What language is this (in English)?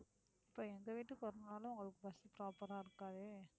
Tamil